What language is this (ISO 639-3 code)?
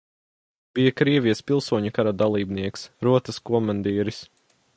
lav